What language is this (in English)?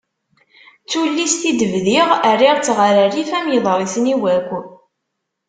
Kabyle